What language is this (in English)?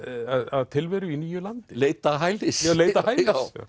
Icelandic